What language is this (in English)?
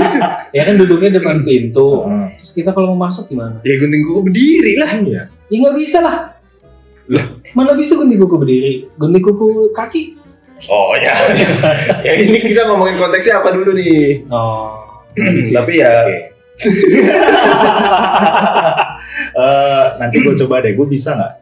Indonesian